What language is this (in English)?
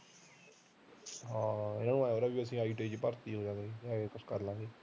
Punjabi